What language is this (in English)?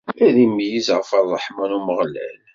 Kabyle